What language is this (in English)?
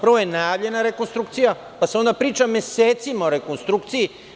Serbian